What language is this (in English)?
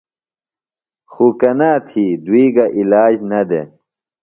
Phalura